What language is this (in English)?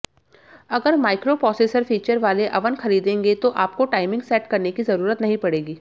Hindi